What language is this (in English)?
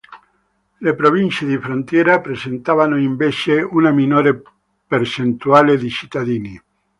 Italian